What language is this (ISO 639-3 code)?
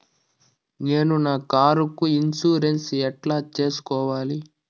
tel